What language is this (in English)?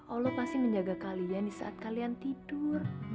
Indonesian